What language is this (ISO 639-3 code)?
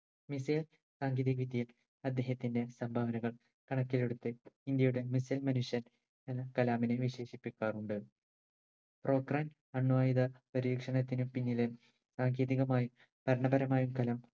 mal